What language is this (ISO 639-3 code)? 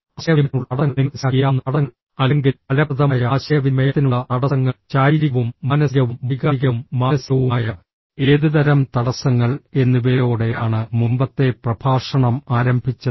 mal